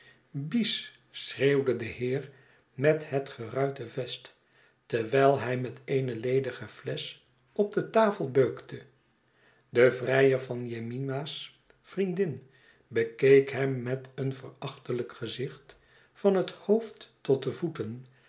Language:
Dutch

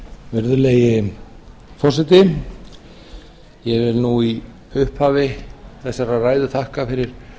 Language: Icelandic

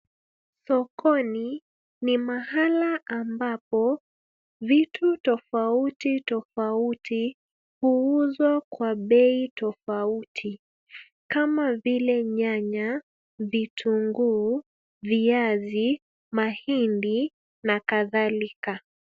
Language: Swahili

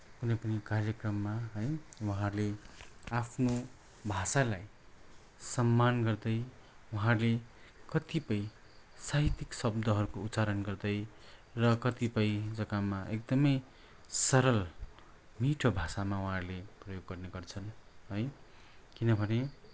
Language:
Nepali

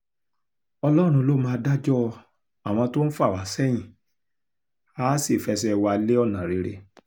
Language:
Yoruba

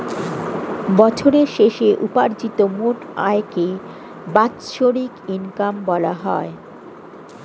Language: Bangla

